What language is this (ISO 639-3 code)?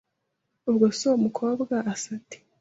kin